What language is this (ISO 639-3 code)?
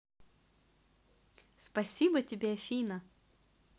rus